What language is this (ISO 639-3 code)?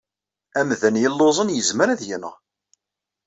kab